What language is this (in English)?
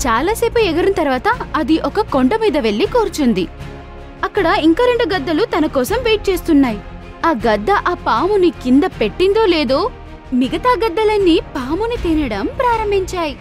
Telugu